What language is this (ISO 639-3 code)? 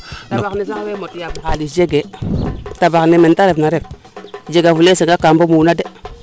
srr